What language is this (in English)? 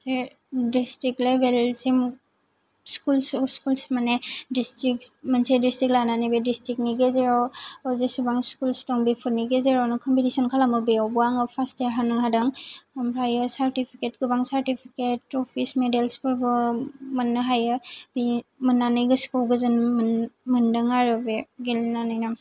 Bodo